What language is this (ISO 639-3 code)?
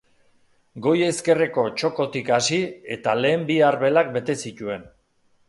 eus